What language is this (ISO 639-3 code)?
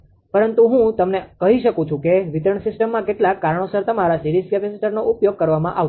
guj